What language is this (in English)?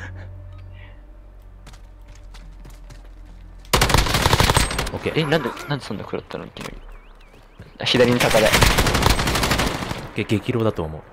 Japanese